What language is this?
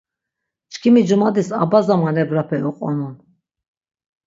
Laz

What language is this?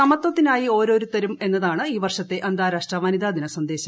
Malayalam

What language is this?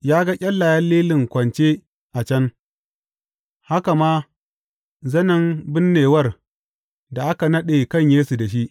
Hausa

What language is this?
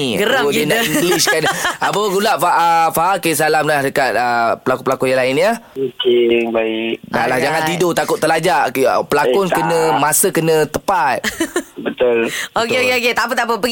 Malay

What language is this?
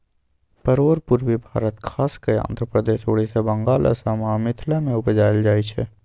Maithili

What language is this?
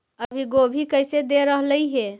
Magahi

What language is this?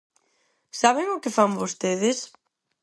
Galician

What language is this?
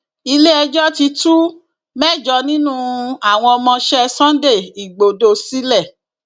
Yoruba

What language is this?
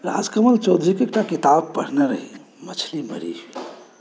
Maithili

